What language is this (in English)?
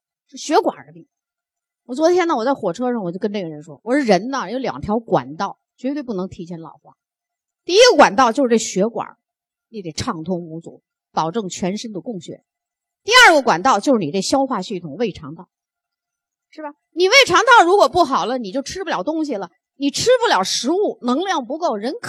Chinese